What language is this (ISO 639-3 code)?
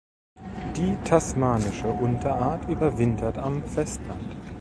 deu